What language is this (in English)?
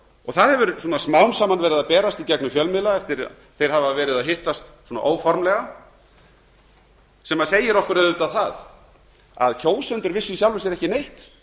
Icelandic